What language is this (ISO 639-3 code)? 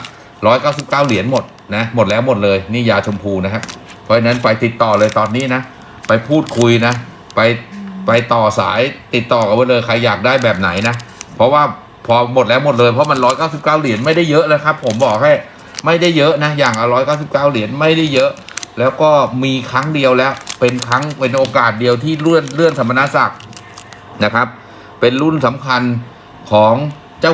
tha